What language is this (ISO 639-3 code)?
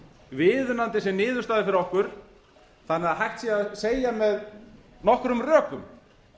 isl